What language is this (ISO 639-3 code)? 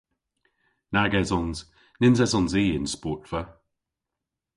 cor